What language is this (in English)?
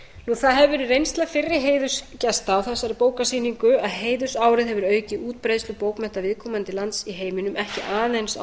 Icelandic